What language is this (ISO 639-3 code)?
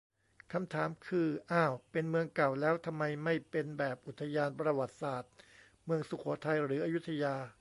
tha